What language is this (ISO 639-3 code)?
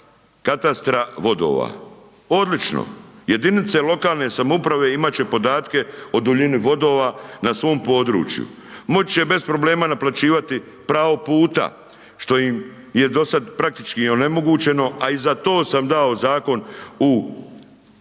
hrv